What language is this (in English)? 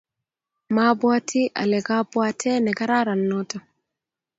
Kalenjin